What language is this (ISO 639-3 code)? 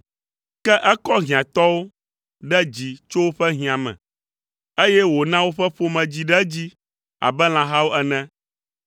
ewe